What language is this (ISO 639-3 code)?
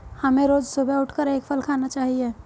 hin